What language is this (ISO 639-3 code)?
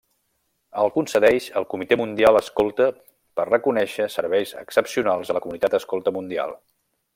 cat